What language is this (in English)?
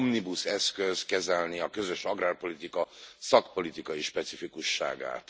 Hungarian